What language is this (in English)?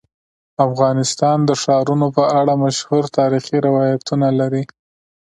Pashto